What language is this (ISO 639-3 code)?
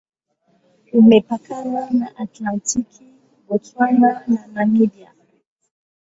swa